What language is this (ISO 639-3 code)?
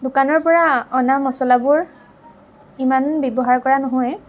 asm